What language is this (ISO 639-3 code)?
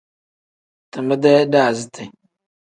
kdh